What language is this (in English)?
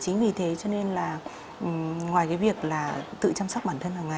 Vietnamese